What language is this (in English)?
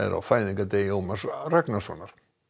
Icelandic